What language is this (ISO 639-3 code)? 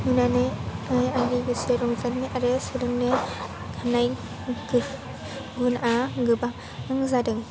brx